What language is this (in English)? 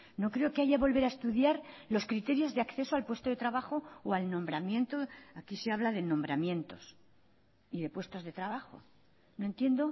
Spanish